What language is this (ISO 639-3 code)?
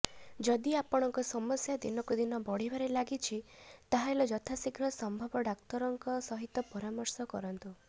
ori